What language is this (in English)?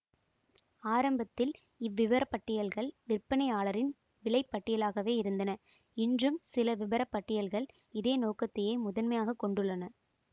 Tamil